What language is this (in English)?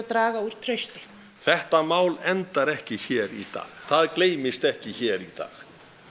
Icelandic